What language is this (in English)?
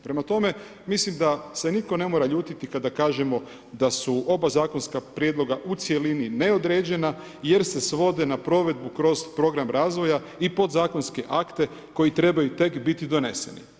Croatian